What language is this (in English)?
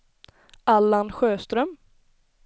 Swedish